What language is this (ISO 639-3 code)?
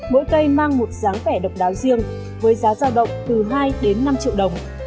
vie